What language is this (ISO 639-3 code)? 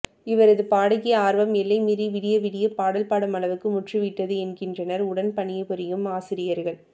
tam